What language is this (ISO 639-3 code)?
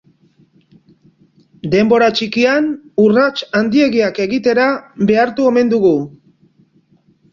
eus